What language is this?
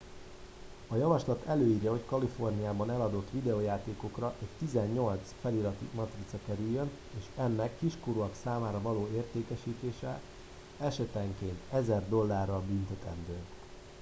Hungarian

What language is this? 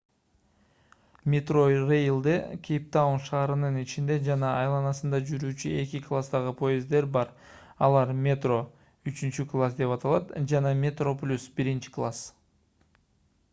Kyrgyz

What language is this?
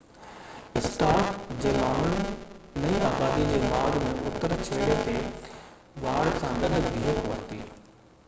Sindhi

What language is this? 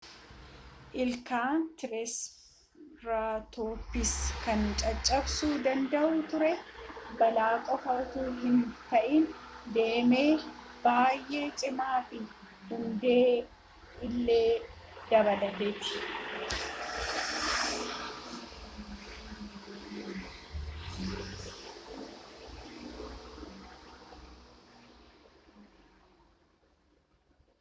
Oromo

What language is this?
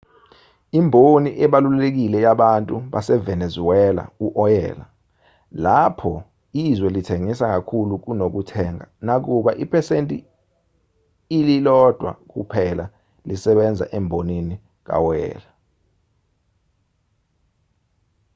Zulu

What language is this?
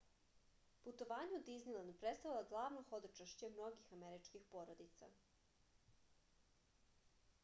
Serbian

